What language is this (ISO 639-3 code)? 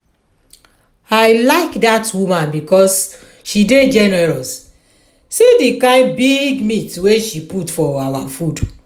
pcm